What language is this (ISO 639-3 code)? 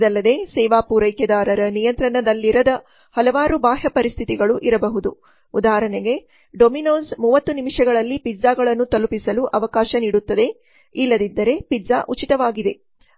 kan